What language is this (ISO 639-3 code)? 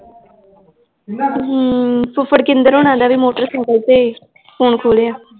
pan